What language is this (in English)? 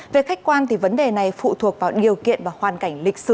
Vietnamese